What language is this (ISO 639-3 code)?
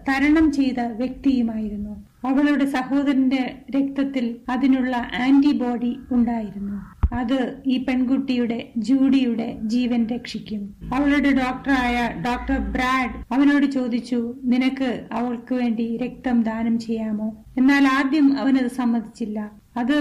mal